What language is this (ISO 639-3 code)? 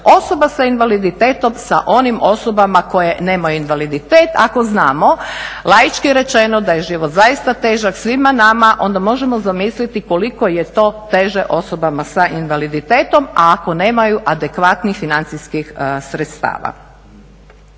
hrv